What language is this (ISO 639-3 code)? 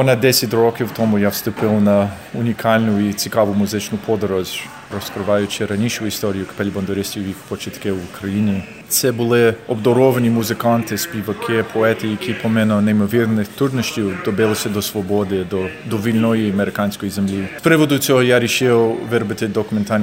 ukr